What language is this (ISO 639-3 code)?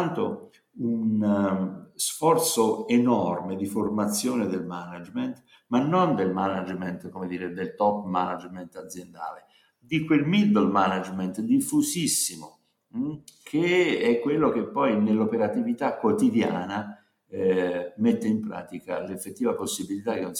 ita